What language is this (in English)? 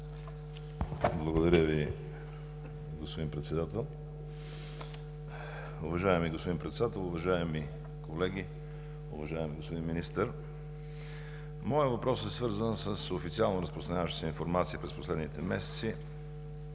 Bulgarian